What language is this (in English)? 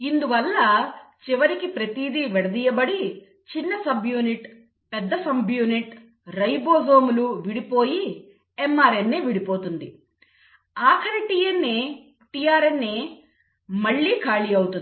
Telugu